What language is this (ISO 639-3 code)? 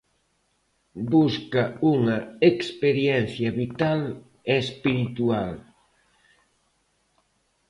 glg